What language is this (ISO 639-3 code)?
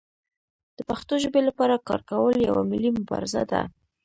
pus